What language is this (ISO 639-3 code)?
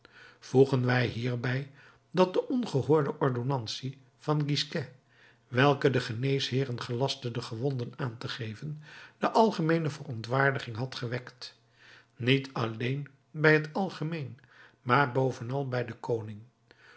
nld